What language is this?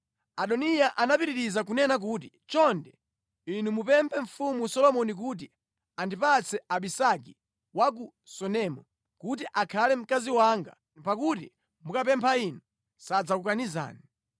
Nyanja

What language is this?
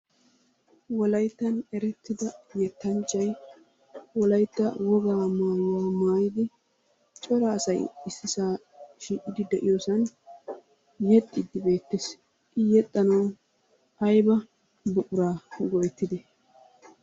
Wolaytta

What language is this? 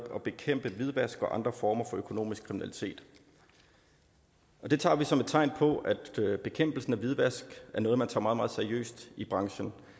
Danish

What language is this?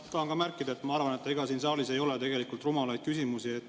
Estonian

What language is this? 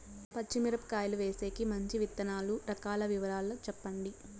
Telugu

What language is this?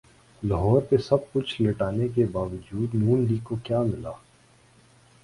Urdu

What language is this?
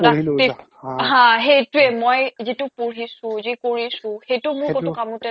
Assamese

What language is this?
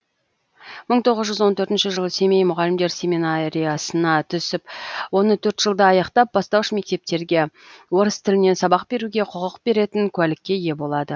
Kazakh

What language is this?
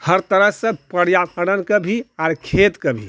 Maithili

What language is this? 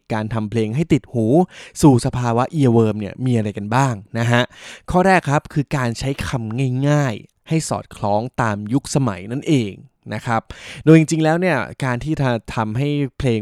Thai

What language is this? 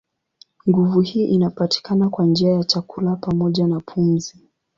Swahili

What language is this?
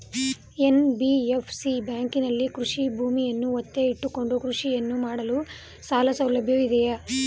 Kannada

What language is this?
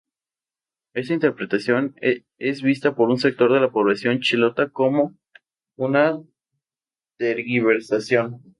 Spanish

